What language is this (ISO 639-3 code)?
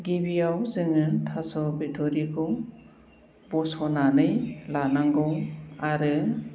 brx